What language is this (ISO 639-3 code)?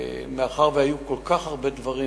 heb